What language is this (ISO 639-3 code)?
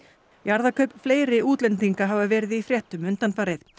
isl